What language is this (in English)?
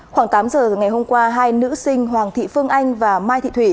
Vietnamese